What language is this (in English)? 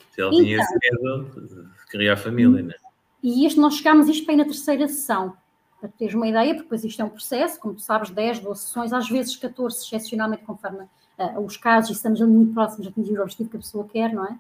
Portuguese